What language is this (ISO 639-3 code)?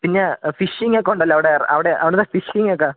mal